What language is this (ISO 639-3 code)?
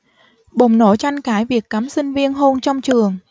vie